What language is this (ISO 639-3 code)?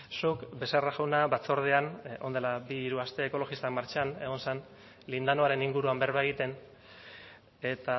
eus